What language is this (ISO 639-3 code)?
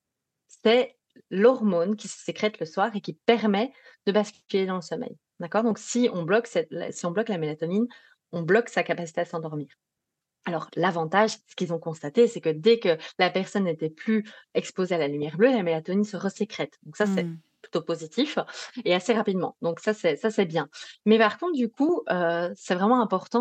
fra